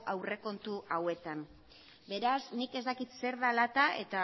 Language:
Basque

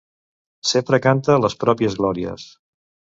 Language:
Catalan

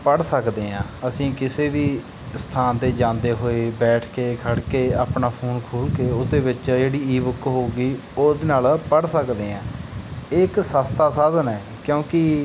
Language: Punjabi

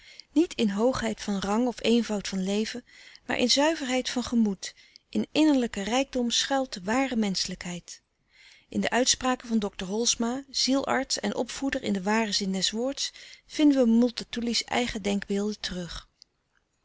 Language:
Dutch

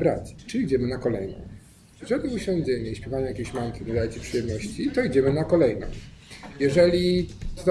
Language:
Polish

